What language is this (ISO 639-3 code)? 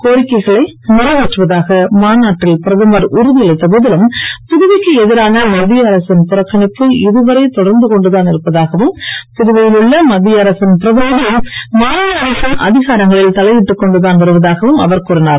tam